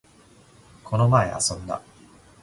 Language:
Japanese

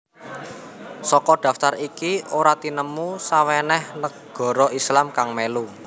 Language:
Javanese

